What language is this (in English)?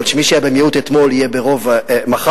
Hebrew